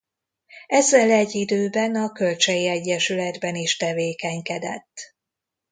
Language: Hungarian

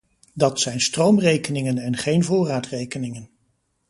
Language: Dutch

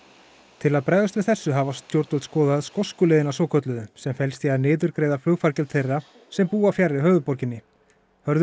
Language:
Icelandic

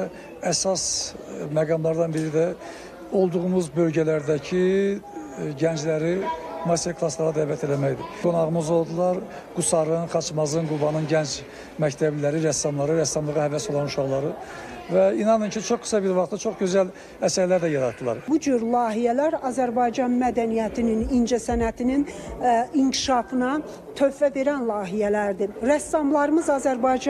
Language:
Turkish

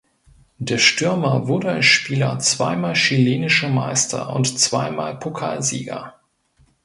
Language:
German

